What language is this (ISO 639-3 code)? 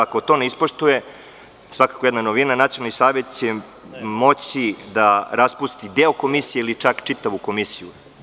srp